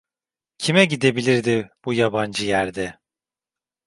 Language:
Turkish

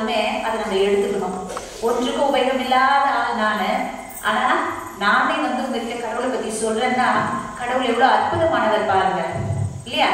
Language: Korean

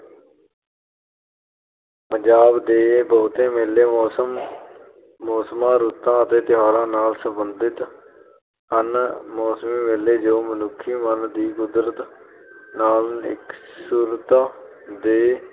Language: Punjabi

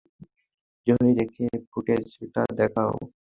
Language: Bangla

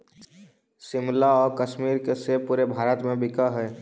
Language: Magahi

